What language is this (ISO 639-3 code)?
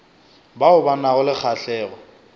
nso